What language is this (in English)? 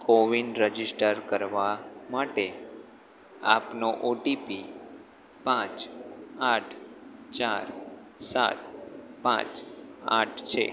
Gujarati